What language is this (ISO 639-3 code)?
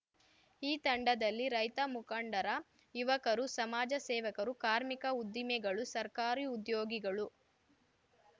kan